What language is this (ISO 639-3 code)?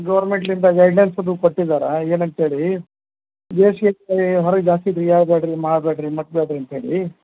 kan